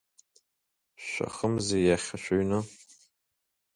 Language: Abkhazian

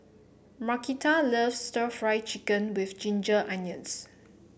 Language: English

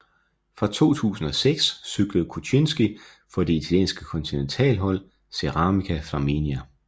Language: Danish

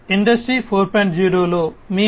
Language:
Telugu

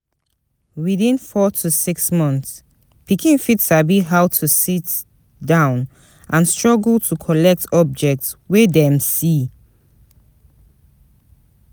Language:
Nigerian Pidgin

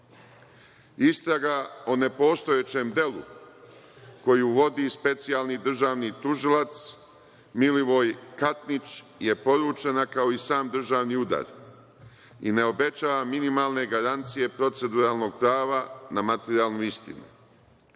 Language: Serbian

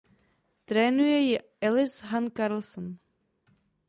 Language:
Czech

